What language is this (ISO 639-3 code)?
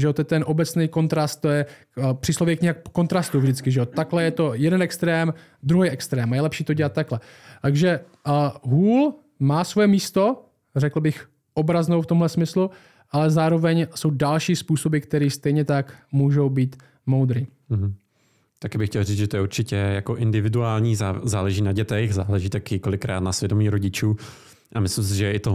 ces